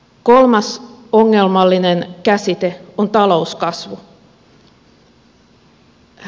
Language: Finnish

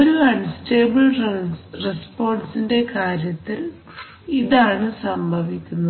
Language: Malayalam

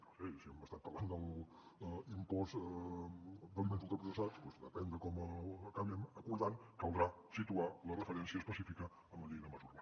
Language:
Catalan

